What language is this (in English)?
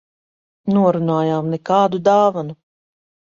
Latvian